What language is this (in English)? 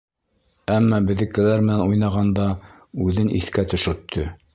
Bashkir